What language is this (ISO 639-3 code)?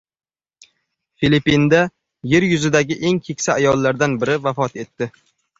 uzb